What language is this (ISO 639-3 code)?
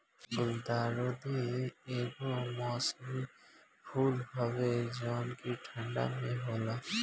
bho